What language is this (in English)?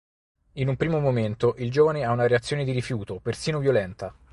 Italian